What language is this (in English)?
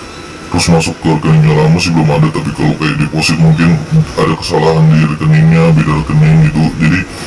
Indonesian